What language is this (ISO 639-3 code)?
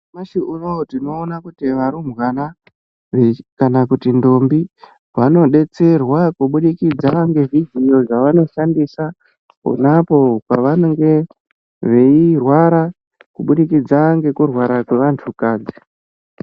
ndc